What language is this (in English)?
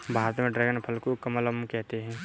Hindi